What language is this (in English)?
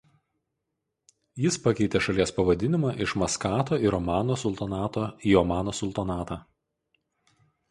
Lithuanian